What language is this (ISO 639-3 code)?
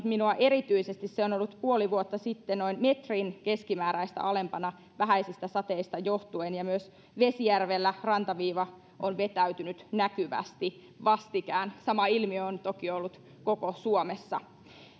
fin